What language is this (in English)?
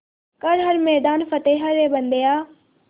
Hindi